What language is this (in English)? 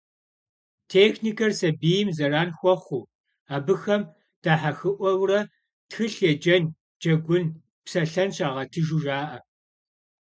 Kabardian